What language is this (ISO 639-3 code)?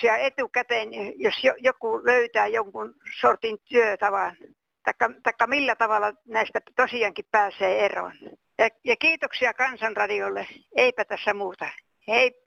fin